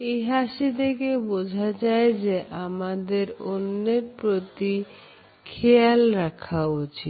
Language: Bangla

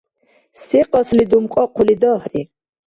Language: Dargwa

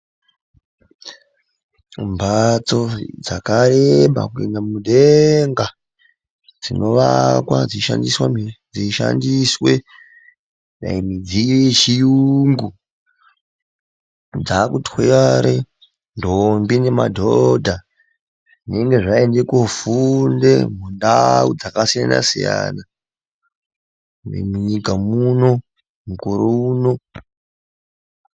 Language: Ndau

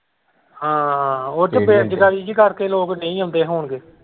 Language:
Punjabi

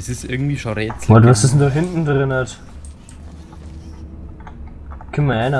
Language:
German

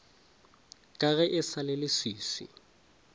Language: Northern Sotho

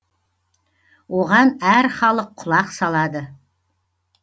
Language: Kazakh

